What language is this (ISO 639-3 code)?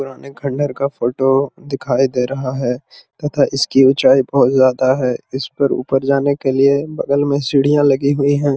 mag